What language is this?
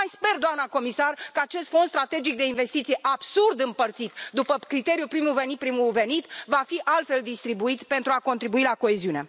Romanian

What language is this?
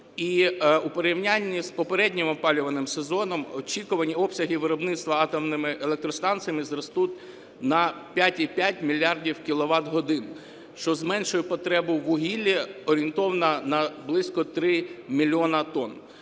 Ukrainian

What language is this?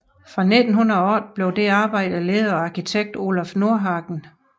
Danish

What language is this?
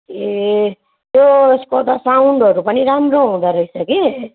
Nepali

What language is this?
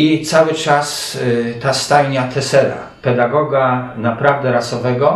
Polish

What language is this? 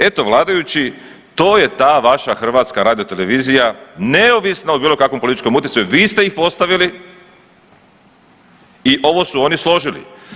Croatian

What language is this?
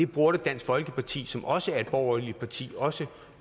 Danish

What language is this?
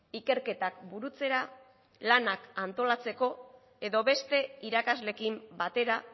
Basque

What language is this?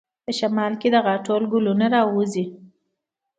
Pashto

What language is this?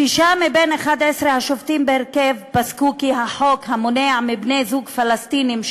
Hebrew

